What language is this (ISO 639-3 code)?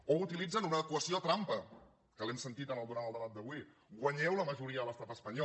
cat